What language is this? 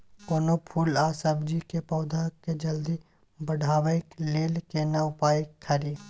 Maithili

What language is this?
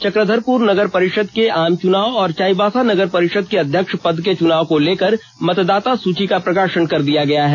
Hindi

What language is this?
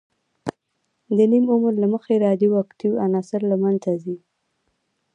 Pashto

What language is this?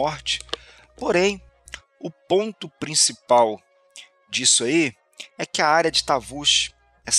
Portuguese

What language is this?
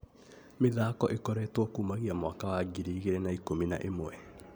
Kikuyu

